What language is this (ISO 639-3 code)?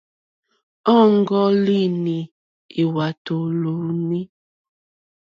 bri